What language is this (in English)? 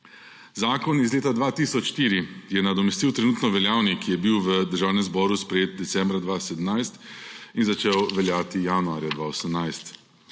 Slovenian